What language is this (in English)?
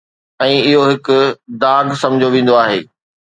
Sindhi